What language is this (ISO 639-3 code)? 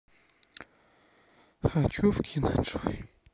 rus